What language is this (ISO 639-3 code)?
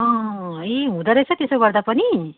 nep